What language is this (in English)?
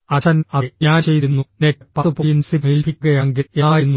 Malayalam